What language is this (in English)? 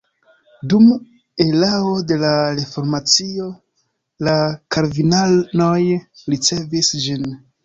Esperanto